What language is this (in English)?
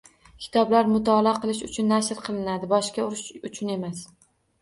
Uzbek